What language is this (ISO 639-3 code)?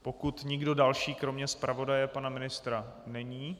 ces